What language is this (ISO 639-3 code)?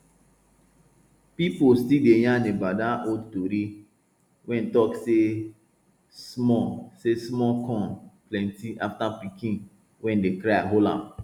pcm